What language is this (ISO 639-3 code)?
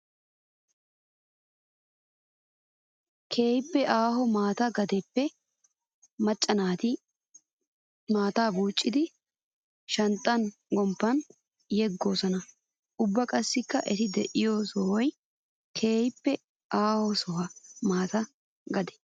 wal